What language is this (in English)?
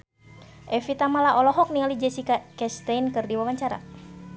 Sundanese